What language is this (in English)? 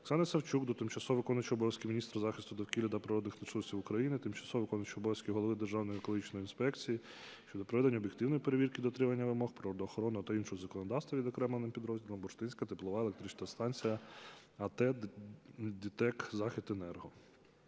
Ukrainian